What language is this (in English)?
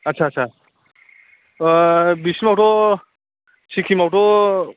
Bodo